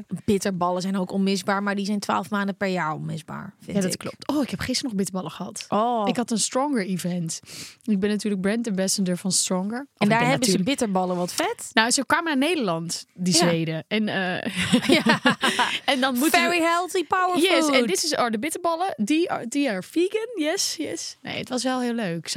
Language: Dutch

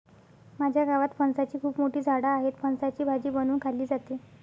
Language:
Marathi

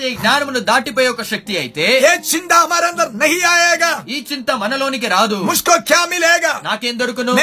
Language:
Telugu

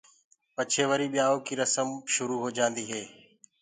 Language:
Gurgula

